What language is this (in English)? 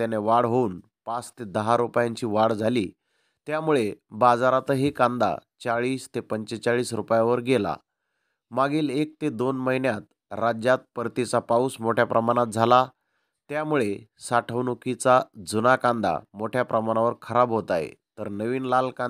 Romanian